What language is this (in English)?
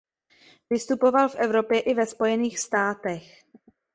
Czech